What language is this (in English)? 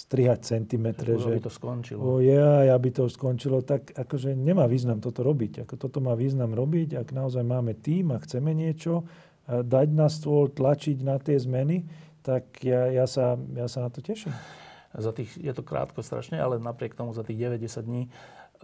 Slovak